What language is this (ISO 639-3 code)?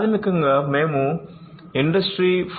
tel